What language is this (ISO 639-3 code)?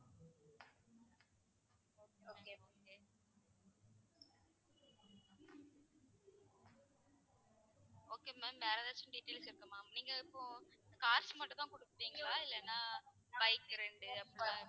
tam